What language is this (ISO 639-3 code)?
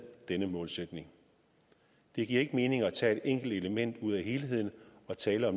dan